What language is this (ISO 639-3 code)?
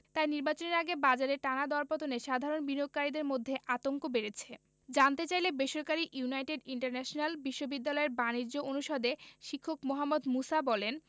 ben